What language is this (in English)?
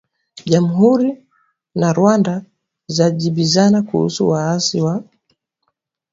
Swahili